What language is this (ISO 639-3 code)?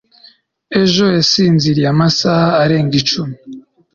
kin